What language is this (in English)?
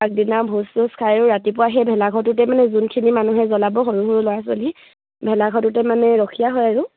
Assamese